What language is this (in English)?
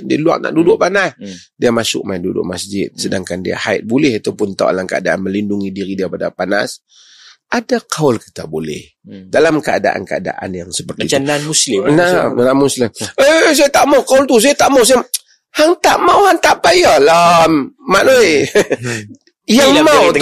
Malay